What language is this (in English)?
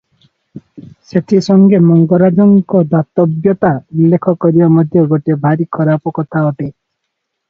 Odia